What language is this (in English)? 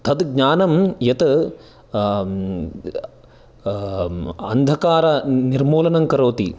Sanskrit